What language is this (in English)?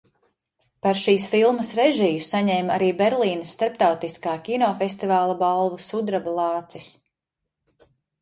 Latvian